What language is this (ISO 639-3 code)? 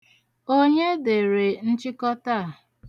ibo